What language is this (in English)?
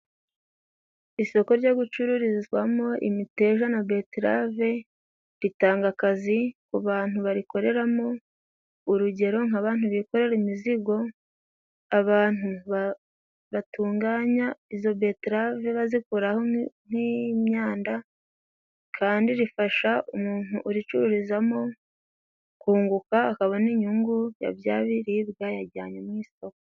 Kinyarwanda